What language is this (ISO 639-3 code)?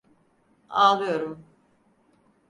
tur